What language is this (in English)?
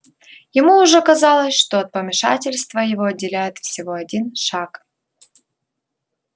Russian